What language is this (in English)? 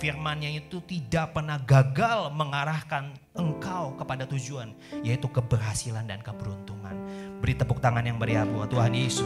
Indonesian